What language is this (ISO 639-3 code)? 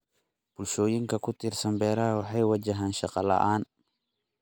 som